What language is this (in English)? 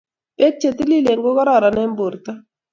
Kalenjin